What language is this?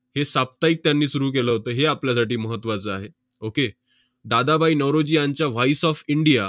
Marathi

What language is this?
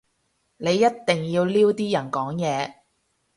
Cantonese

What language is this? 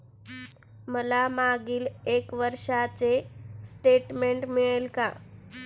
Marathi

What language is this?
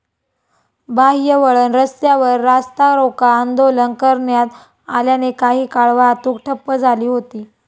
Marathi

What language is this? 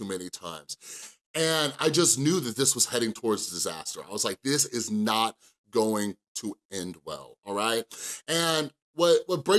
English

